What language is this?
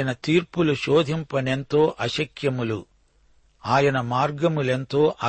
Telugu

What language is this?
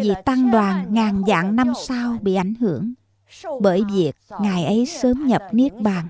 Vietnamese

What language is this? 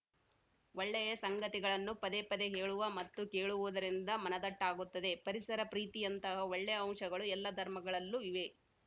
Kannada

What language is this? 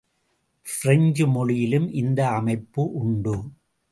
Tamil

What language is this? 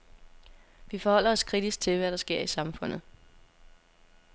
Danish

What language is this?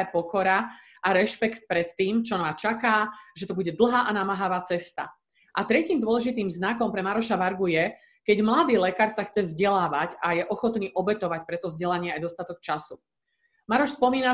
Slovak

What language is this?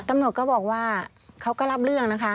Thai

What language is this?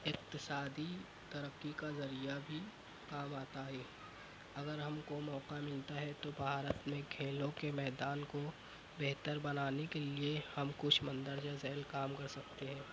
Urdu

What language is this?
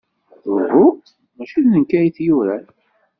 Kabyle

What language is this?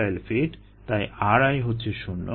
Bangla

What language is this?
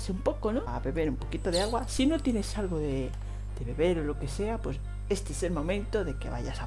Spanish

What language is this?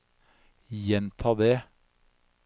Norwegian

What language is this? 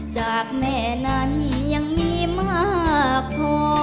Thai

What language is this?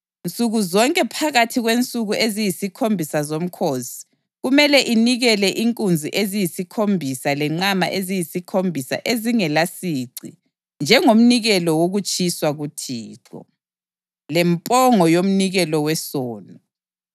North Ndebele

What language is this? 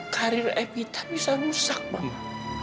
Indonesian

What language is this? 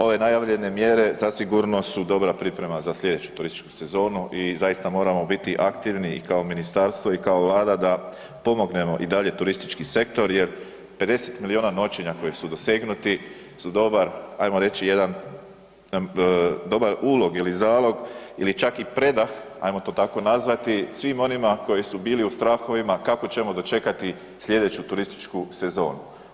Croatian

